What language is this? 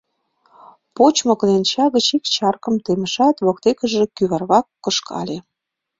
Mari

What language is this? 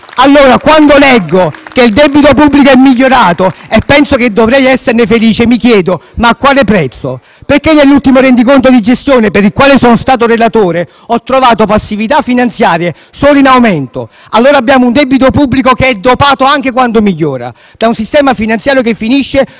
Italian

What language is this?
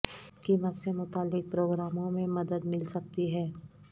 Urdu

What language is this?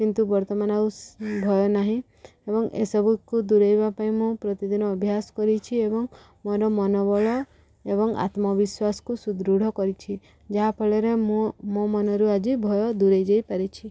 Odia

